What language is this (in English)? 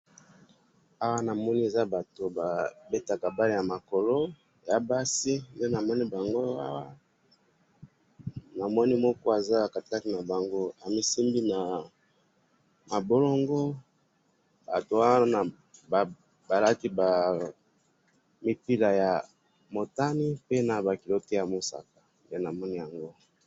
Lingala